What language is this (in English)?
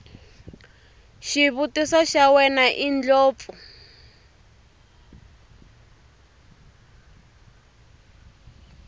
Tsonga